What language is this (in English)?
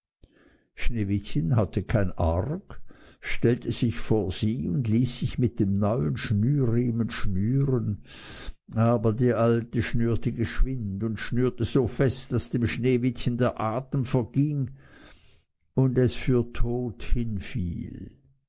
German